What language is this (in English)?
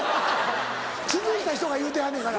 Japanese